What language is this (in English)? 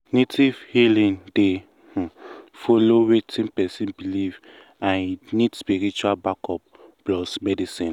Nigerian Pidgin